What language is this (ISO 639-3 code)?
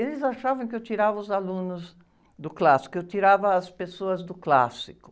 por